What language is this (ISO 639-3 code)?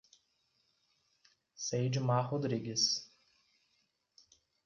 por